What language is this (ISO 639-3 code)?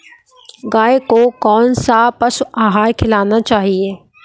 hin